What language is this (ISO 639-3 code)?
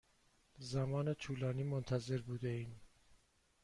fas